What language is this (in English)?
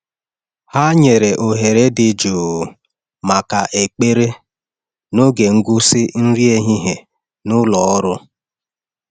Igbo